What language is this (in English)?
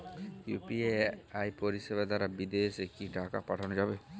Bangla